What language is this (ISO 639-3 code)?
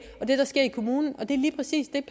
dan